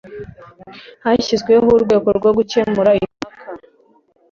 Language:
Kinyarwanda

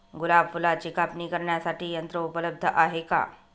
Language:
Marathi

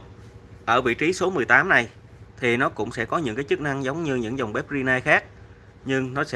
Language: Vietnamese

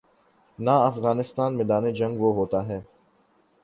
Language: Urdu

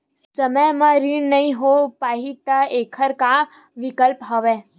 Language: Chhattisgarhi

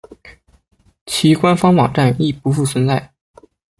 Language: Chinese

